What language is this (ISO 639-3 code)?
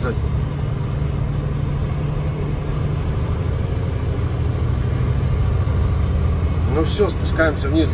rus